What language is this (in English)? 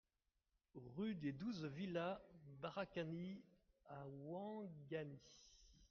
French